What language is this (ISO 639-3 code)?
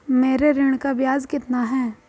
hin